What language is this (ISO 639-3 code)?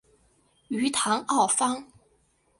zho